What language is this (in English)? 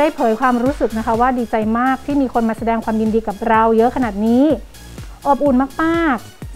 Thai